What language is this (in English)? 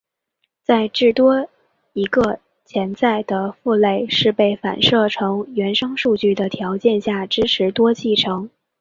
Chinese